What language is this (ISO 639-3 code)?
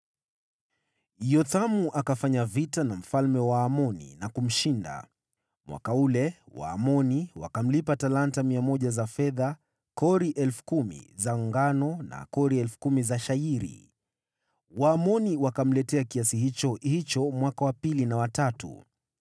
swa